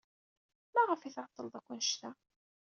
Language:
Kabyle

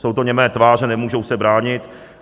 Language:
Czech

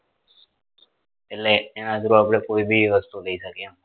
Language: Gujarati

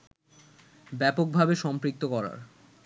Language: Bangla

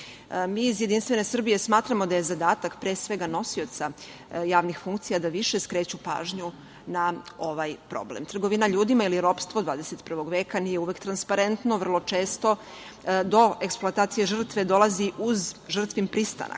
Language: Serbian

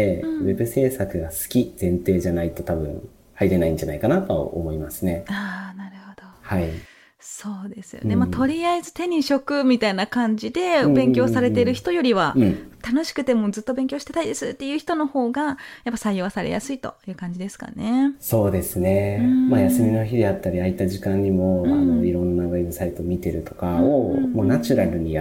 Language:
Japanese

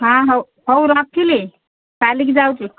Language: Odia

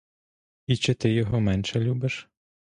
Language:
Ukrainian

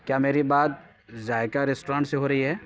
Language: Urdu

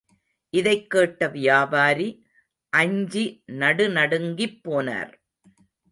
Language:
Tamil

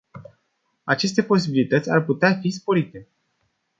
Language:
Romanian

